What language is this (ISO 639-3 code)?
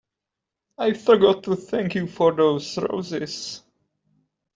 eng